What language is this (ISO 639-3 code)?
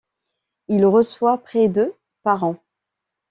fra